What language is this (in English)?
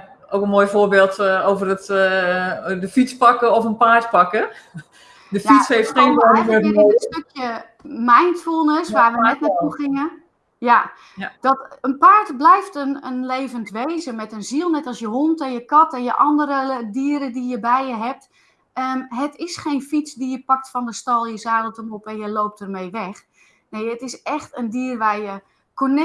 Dutch